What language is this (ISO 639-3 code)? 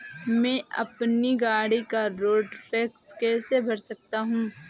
hin